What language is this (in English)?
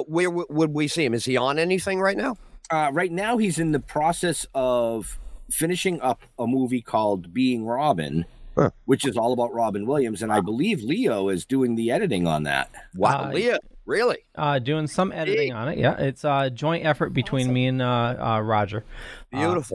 English